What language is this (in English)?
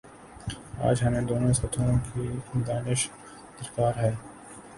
Urdu